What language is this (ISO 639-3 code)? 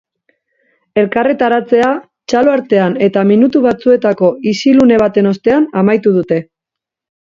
eus